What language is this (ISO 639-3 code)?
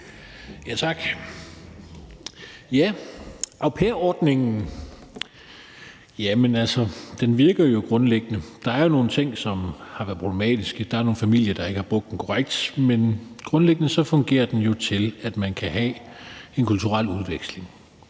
dan